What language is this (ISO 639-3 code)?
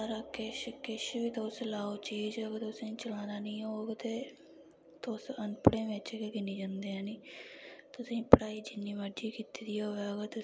doi